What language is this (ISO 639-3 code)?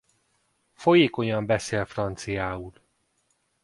hun